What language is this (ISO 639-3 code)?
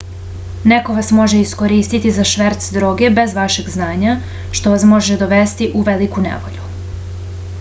srp